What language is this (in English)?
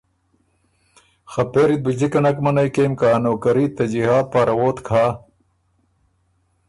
Ormuri